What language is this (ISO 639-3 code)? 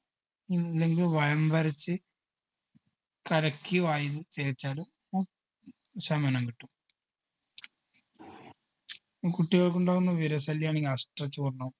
mal